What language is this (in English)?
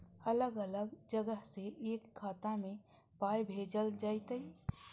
Maithili